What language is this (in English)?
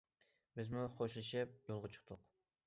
Uyghur